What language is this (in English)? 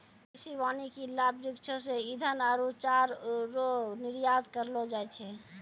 Maithili